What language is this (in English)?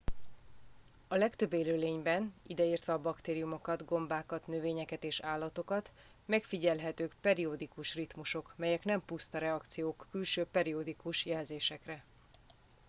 Hungarian